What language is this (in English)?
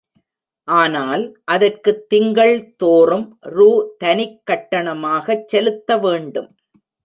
Tamil